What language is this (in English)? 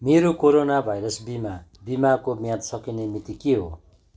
Nepali